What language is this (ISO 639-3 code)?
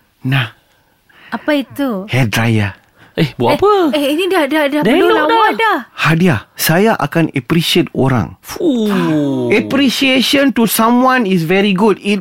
msa